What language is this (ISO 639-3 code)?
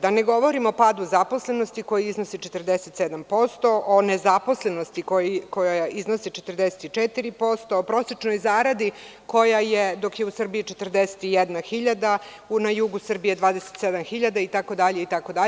srp